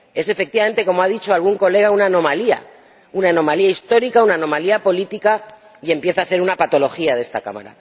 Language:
Spanish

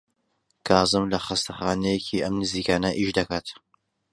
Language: Central Kurdish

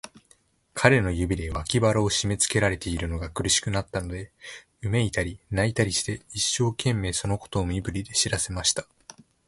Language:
Japanese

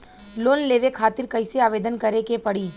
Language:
Bhojpuri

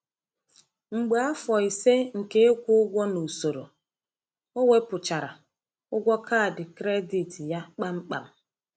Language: Igbo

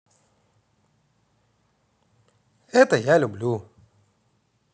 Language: Russian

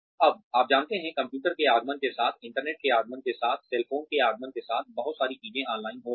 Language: Hindi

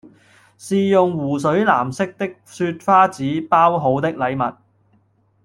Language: Cantonese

